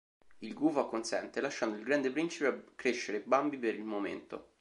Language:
Italian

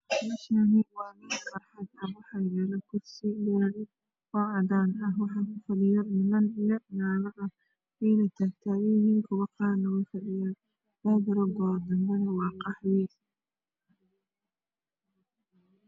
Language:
Somali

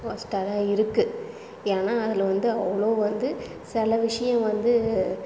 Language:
Tamil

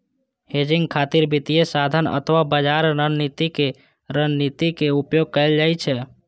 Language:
Maithili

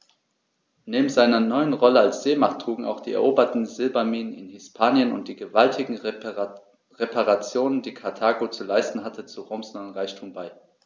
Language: German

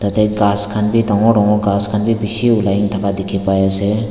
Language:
Naga Pidgin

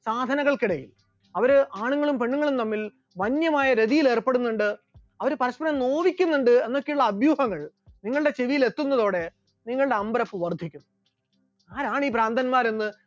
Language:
Malayalam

